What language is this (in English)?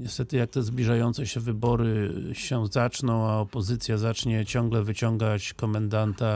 Polish